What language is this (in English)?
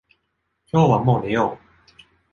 Japanese